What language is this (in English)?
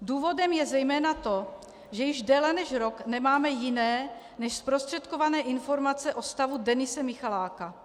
Czech